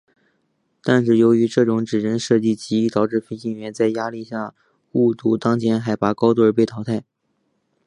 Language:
Chinese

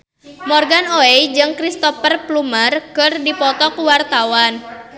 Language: Sundanese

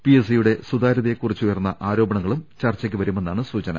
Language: Malayalam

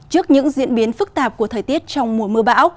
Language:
Vietnamese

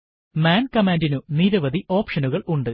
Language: Malayalam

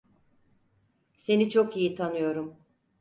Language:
Turkish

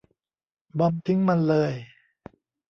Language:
Thai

